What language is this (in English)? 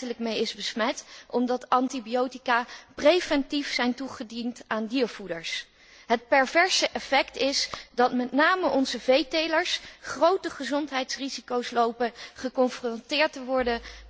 Dutch